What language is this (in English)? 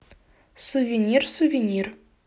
Russian